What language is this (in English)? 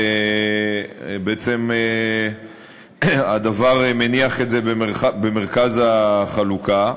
Hebrew